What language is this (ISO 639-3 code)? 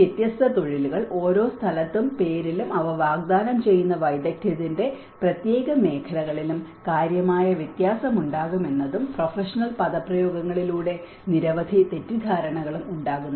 mal